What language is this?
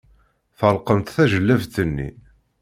Kabyle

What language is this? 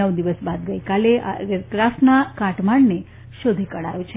Gujarati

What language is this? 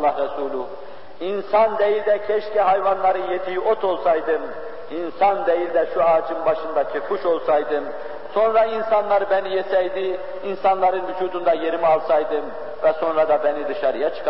Turkish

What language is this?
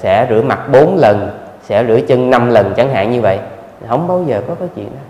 Vietnamese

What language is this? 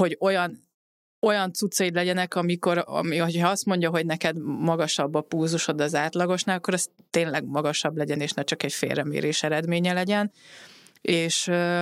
Hungarian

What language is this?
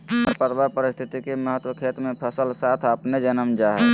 Magahi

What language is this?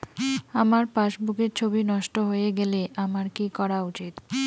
Bangla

